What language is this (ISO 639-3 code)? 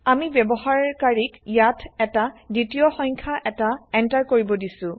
asm